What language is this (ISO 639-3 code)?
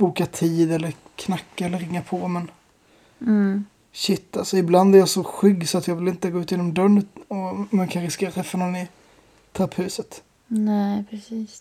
swe